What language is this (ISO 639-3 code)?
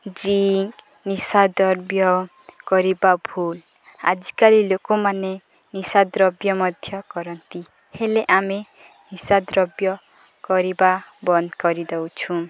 ori